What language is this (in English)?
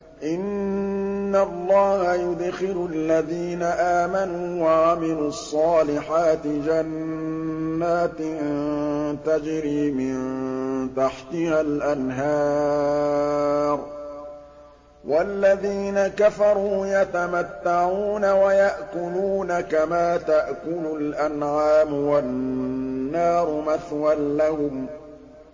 Arabic